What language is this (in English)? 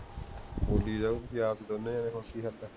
Punjabi